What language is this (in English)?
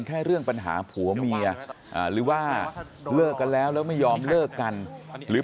Thai